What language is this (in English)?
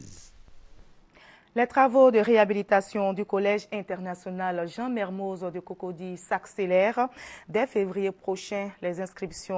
French